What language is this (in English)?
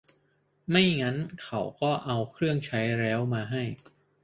Thai